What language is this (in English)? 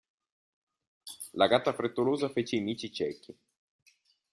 Italian